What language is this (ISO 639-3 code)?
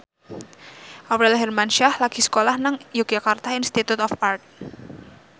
jav